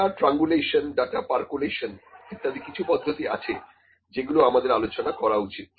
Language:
Bangla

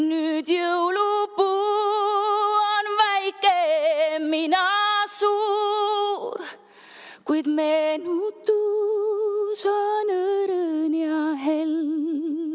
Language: Estonian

